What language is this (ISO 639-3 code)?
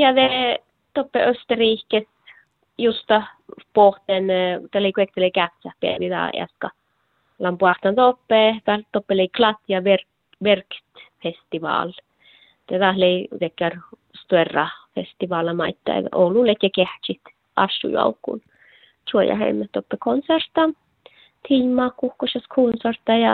fin